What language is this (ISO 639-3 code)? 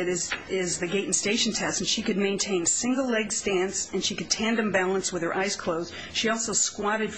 eng